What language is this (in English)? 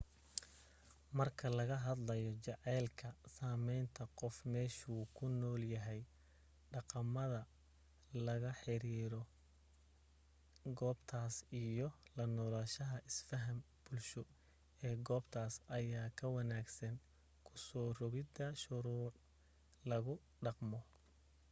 Somali